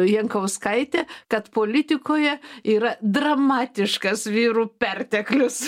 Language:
Lithuanian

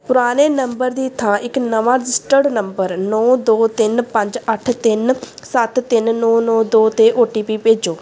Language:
Punjabi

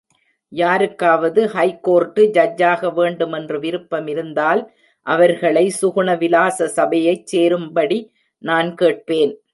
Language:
Tamil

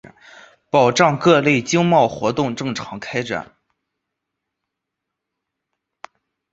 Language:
Chinese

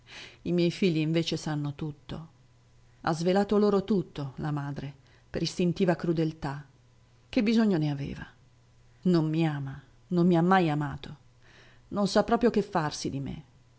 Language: Italian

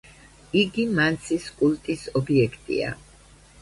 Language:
Georgian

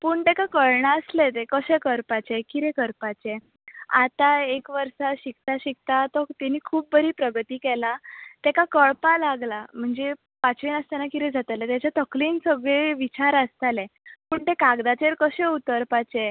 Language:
Konkani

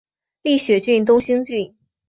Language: Chinese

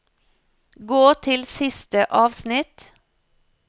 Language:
Norwegian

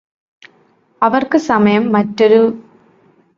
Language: Malayalam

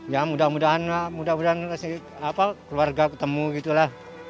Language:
Indonesian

